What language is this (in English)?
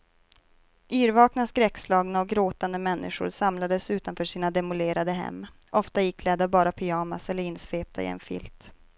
Swedish